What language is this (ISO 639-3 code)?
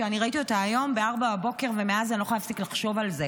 heb